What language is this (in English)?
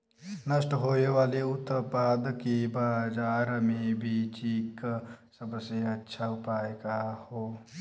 Bhojpuri